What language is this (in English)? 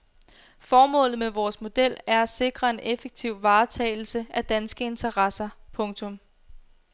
Danish